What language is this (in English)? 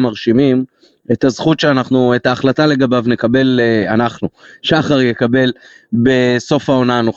Hebrew